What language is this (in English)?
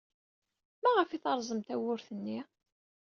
Kabyle